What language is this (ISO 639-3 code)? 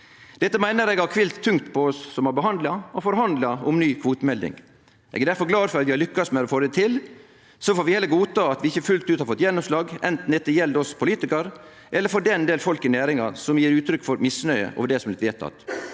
nor